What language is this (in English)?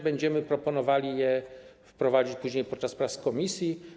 Polish